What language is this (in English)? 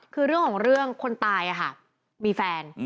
Thai